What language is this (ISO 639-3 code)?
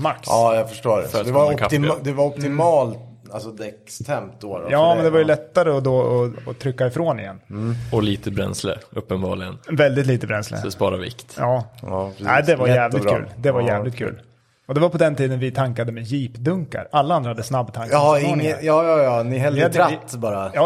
swe